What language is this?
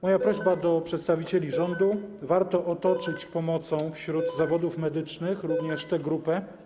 Polish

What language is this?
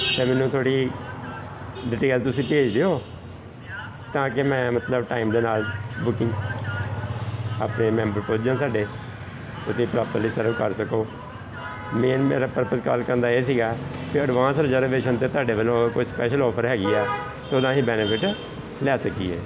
Punjabi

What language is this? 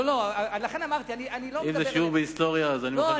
Hebrew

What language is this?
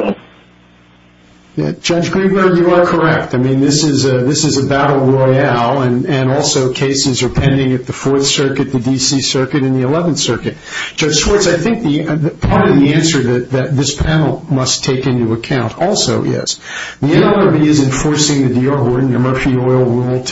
English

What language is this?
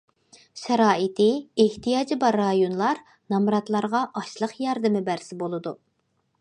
Uyghur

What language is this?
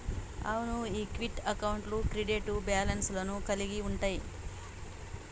Telugu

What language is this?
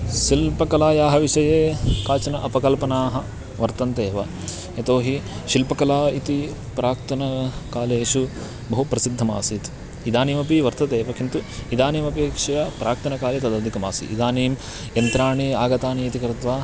Sanskrit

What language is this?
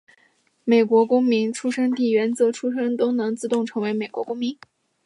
Chinese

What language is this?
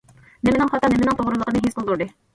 Uyghur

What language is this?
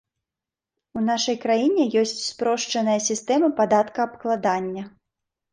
Belarusian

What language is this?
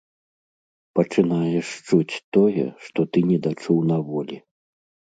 Belarusian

